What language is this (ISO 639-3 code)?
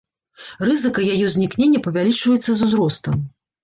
bel